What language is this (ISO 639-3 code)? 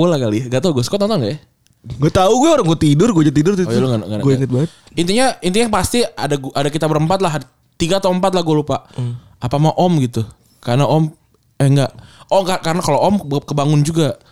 ind